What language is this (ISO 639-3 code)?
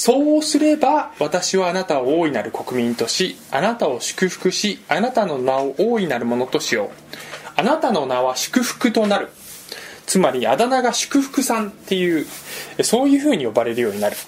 jpn